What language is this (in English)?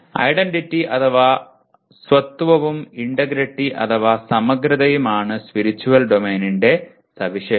Malayalam